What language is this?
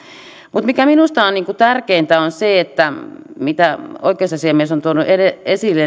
Finnish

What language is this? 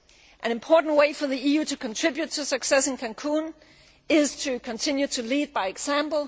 English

